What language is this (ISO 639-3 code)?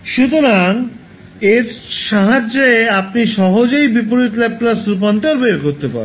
ben